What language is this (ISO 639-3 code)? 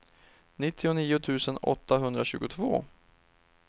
swe